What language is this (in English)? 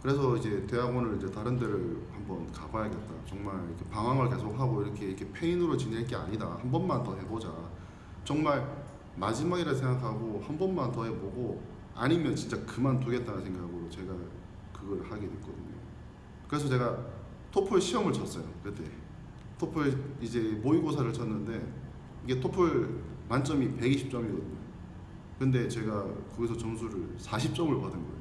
Korean